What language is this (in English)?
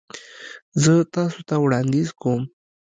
Pashto